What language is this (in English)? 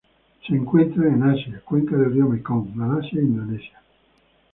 Spanish